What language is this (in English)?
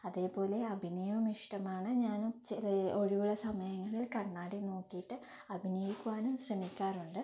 Malayalam